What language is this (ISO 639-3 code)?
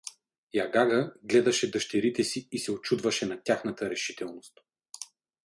bul